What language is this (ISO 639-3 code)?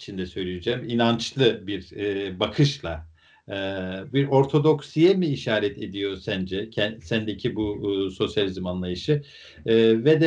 tur